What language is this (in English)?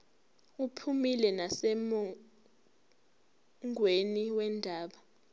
Zulu